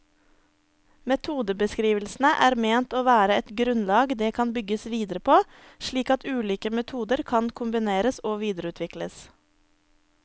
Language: Norwegian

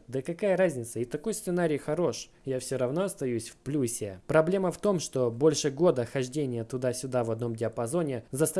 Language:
Russian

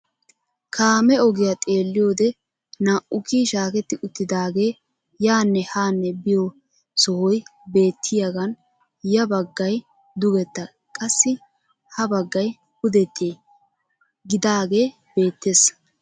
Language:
Wolaytta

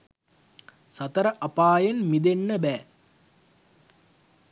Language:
Sinhala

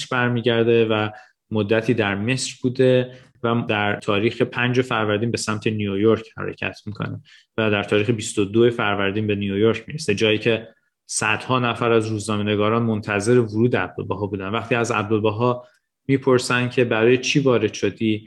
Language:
Persian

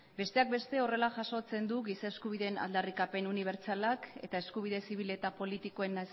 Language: Basque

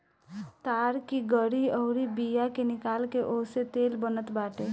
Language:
Bhojpuri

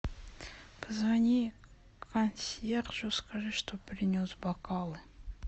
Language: Russian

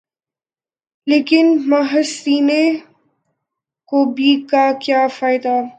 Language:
Urdu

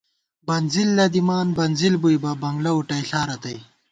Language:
Gawar-Bati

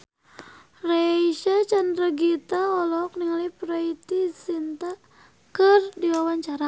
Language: Sundanese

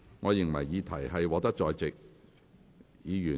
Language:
Cantonese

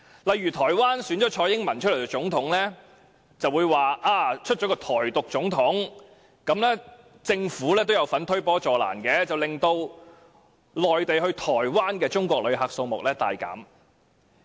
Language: Cantonese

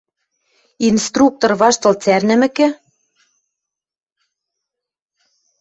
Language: Western Mari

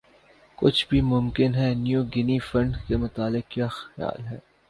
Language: Urdu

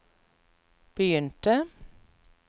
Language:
Norwegian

